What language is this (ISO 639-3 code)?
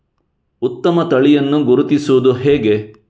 kan